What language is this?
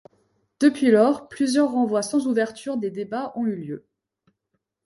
French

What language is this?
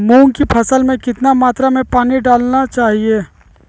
Magahi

